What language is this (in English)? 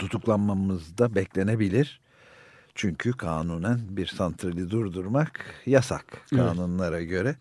Turkish